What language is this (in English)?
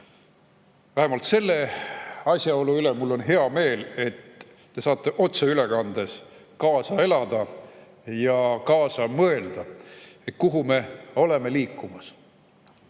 Estonian